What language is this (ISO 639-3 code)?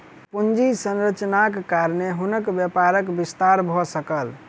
mai